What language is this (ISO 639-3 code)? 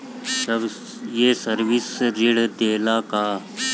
bho